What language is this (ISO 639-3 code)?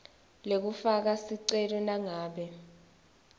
ssw